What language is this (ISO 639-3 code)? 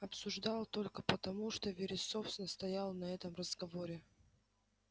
rus